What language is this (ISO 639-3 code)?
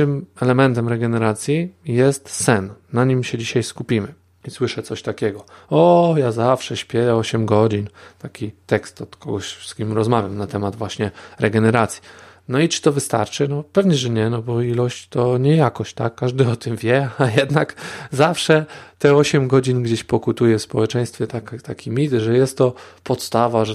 pol